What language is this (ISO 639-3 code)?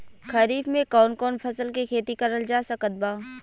bho